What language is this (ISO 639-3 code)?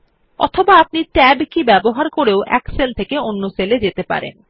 ben